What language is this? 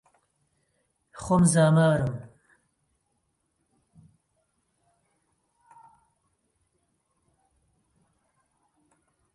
Central Kurdish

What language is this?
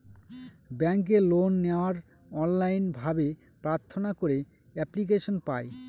Bangla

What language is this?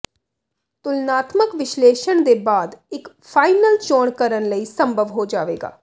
Punjabi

